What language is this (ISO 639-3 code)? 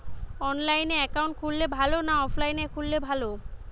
ben